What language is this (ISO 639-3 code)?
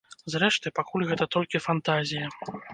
bel